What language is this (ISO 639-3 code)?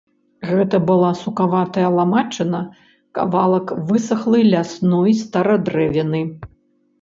bel